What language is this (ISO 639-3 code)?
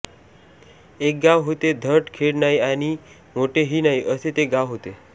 mar